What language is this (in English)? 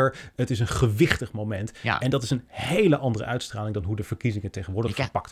Dutch